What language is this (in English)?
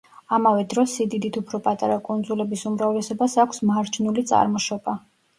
Georgian